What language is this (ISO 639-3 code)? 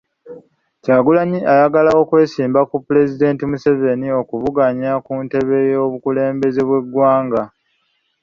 lug